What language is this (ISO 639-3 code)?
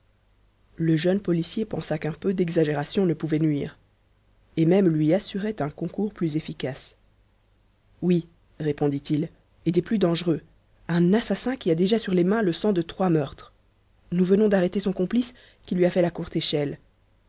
fra